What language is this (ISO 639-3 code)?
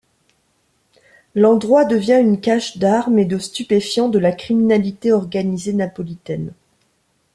fra